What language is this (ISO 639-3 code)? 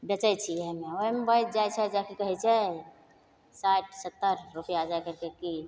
mai